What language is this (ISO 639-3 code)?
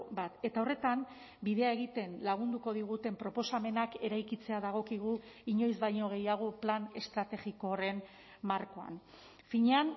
eus